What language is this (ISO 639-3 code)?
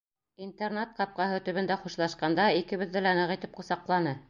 bak